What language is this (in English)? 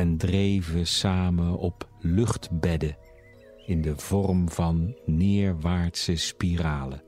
Dutch